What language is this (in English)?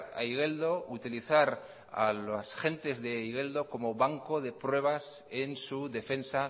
Spanish